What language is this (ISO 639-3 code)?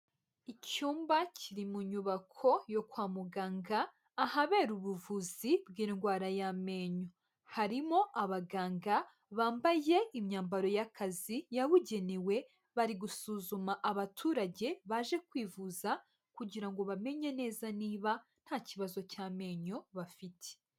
kin